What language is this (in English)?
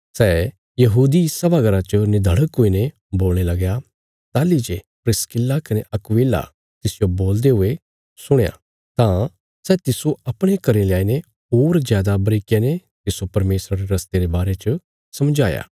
Bilaspuri